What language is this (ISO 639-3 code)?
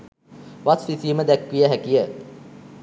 sin